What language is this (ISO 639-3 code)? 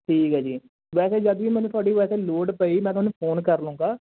pan